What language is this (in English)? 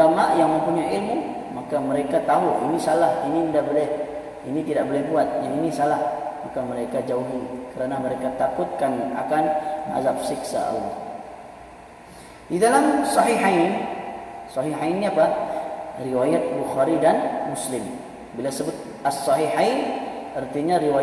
Malay